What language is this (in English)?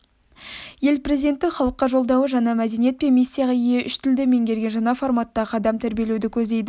Kazakh